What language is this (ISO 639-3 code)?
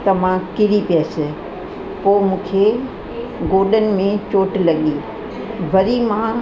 snd